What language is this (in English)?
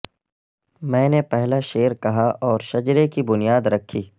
Urdu